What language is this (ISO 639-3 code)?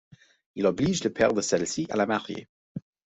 fra